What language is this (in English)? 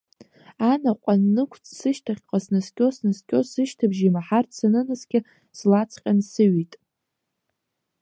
Abkhazian